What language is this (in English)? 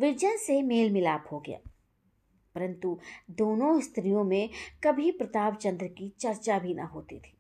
Hindi